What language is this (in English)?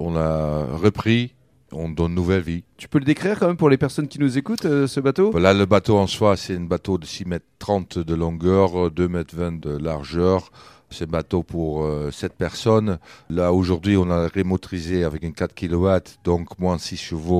French